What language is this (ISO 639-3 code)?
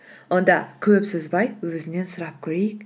kaz